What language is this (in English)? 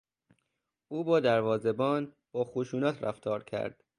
Persian